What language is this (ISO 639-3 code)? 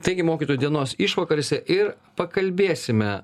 lit